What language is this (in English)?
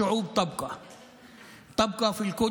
Hebrew